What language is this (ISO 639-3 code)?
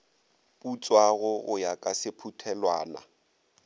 nso